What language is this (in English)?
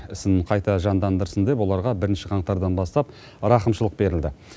Kazakh